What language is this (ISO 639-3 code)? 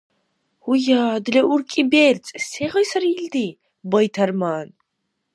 dar